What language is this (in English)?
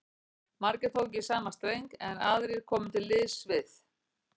Icelandic